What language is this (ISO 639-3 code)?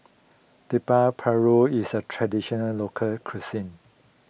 eng